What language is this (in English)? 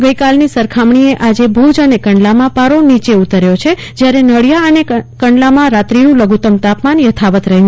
Gujarati